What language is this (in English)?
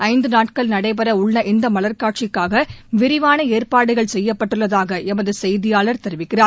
Tamil